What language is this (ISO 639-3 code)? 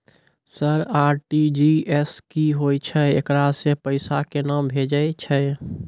mai